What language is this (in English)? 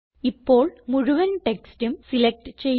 Malayalam